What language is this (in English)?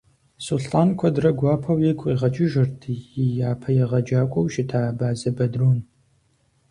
Kabardian